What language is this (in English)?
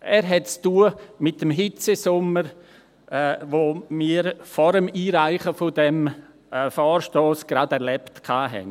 Swiss German